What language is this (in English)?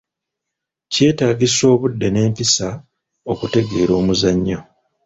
Ganda